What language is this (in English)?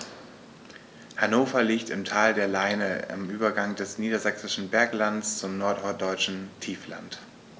German